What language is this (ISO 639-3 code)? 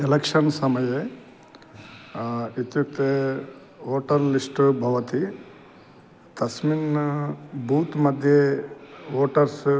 san